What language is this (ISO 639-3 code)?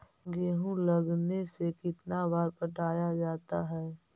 mag